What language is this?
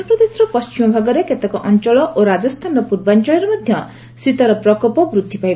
Odia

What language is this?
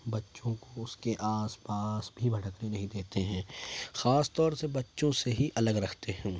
Urdu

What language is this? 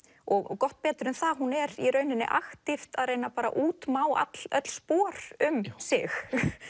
Icelandic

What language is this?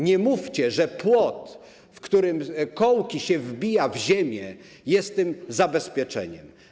Polish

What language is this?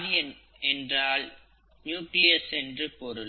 Tamil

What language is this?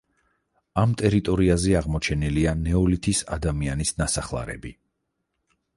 Georgian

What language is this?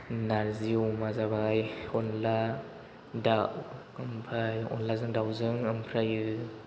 Bodo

